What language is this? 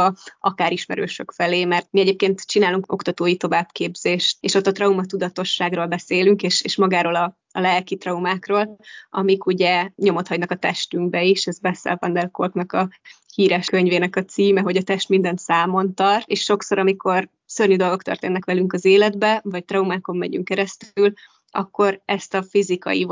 Hungarian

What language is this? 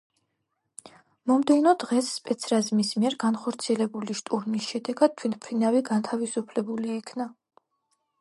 Georgian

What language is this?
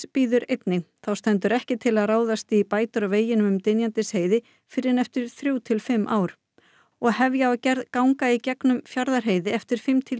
Icelandic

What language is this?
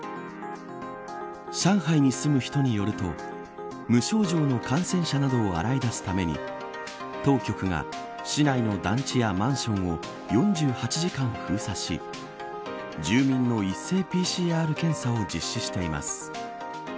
Japanese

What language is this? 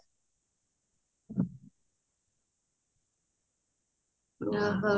Odia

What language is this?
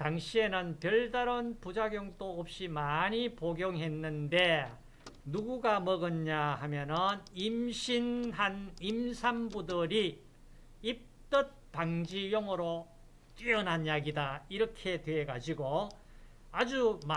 Korean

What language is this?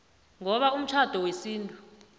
South Ndebele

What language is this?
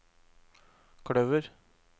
Norwegian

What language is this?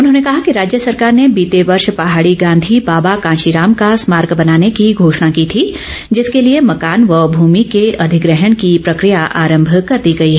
Hindi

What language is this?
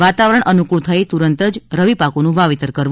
Gujarati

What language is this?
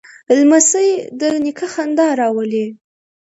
Pashto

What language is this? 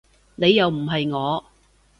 Cantonese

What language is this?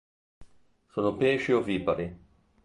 Italian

